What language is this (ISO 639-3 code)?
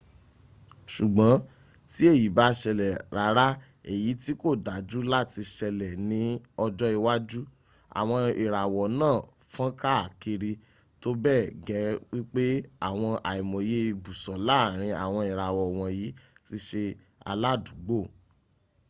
yor